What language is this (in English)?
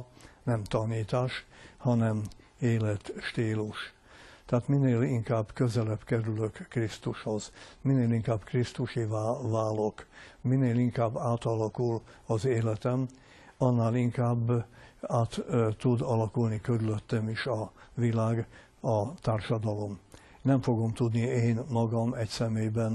Hungarian